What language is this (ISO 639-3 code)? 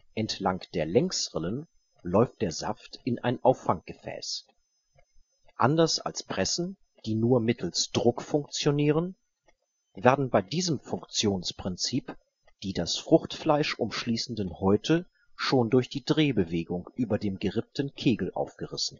deu